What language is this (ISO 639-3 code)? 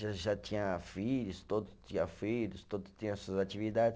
por